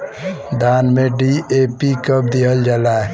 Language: Bhojpuri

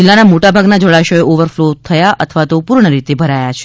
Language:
Gujarati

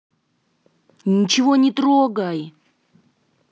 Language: Russian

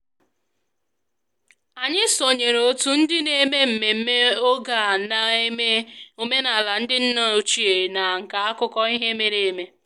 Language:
Igbo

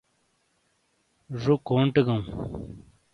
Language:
Shina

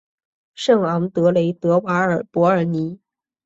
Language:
Chinese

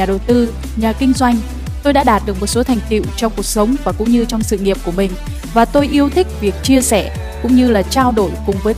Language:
Vietnamese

